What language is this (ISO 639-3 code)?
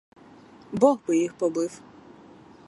ukr